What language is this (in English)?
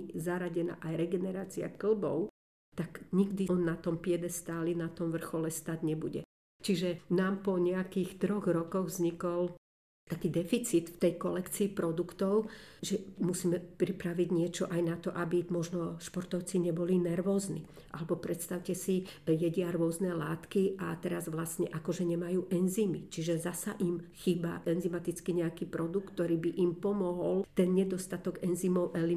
Slovak